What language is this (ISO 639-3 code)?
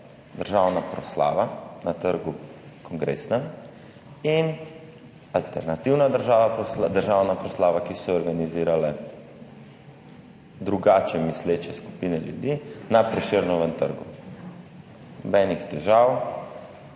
slv